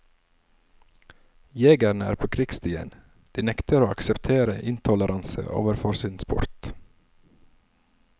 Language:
Norwegian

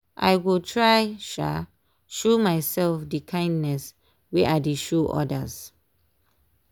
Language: Nigerian Pidgin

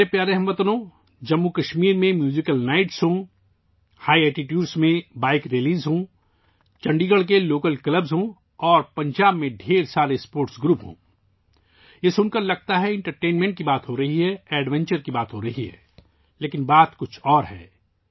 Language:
Urdu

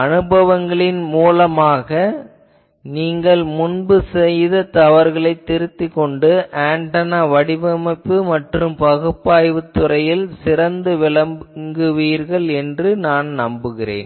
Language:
Tamil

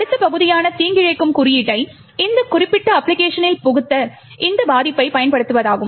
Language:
Tamil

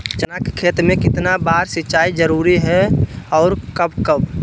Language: Magahi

